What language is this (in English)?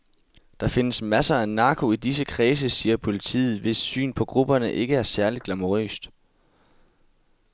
Danish